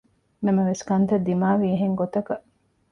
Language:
Divehi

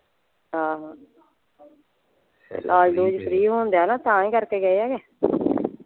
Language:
Punjabi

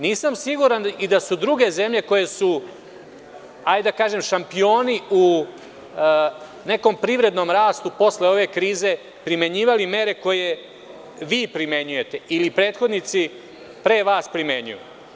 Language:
Serbian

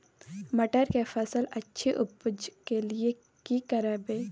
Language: Maithili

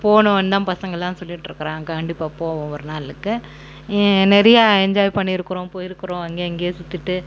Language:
Tamil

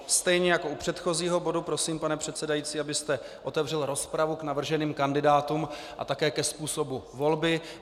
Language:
Czech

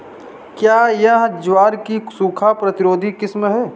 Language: Hindi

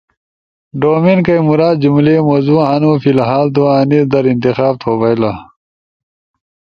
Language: Ushojo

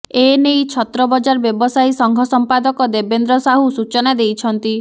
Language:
Odia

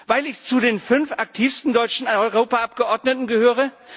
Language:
German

